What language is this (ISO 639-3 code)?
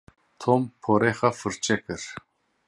kur